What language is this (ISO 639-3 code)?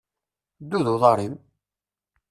kab